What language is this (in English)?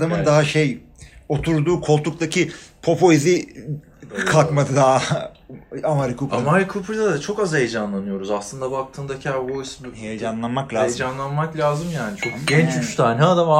Turkish